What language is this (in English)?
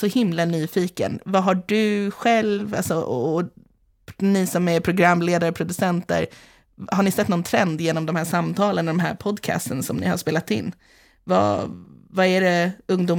Swedish